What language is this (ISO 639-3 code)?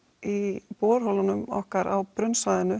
isl